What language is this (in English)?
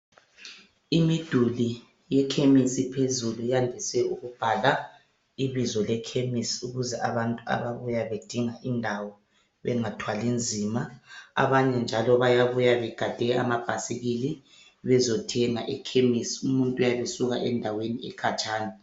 North Ndebele